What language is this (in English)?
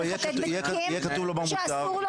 Hebrew